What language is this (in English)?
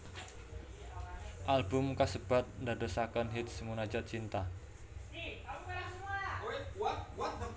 Javanese